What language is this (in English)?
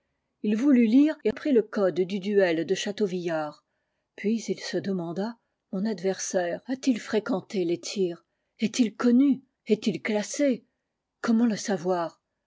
French